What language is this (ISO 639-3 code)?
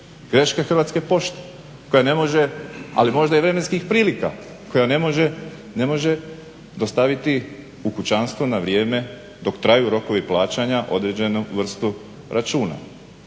hrv